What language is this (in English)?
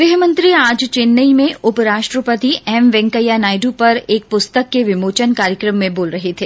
Hindi